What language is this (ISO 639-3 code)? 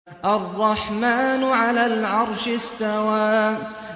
ara